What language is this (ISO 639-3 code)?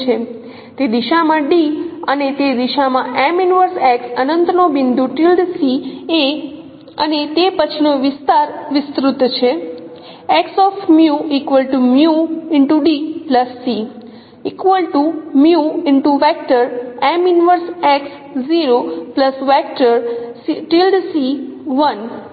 guj